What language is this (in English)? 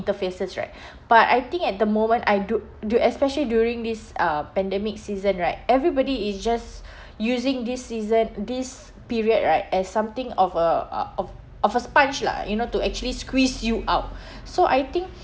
English